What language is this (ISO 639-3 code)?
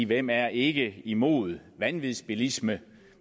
dan